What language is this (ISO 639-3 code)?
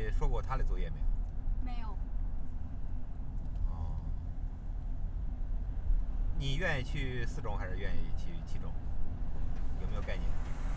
zho